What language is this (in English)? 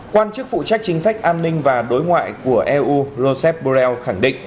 Vietnamese